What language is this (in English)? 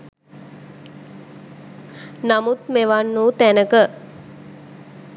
Sinhala